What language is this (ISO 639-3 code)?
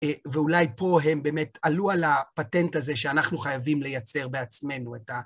heb